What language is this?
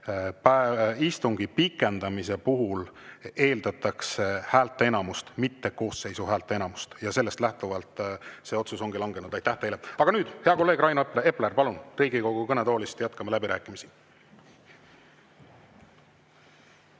Estonian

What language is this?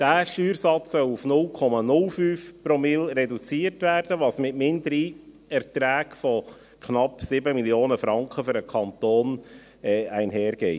Swiss German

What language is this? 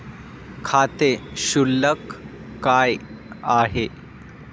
Marathi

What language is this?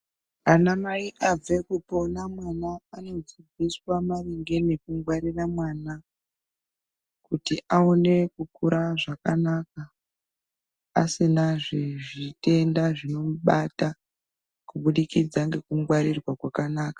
Ndau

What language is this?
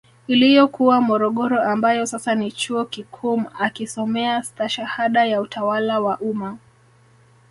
Swahili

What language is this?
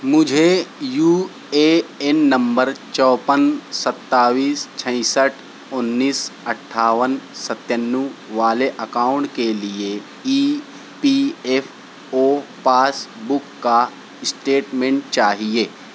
Urdu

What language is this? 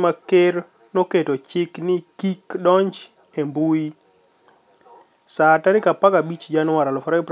Luo (Kenya and Tanzania)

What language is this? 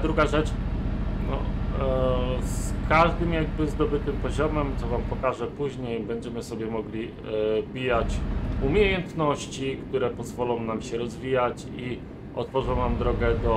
Polish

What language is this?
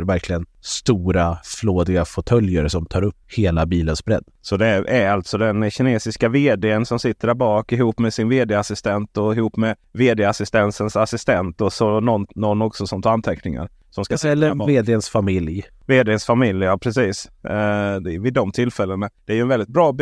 Swedish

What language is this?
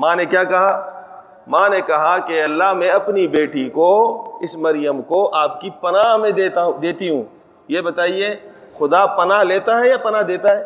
Urdu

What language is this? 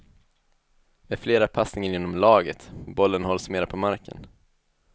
Swedish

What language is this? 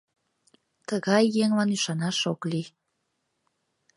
Mari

